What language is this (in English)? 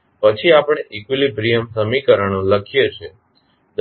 Gujarati